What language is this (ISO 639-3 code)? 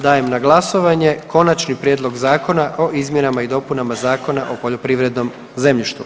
hrv